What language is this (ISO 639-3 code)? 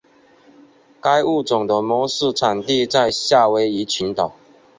zho